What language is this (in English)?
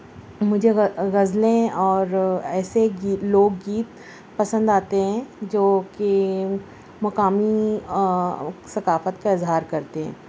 Urdu